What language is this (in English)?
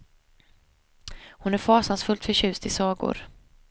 Swedish